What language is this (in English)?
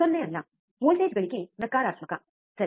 Kannada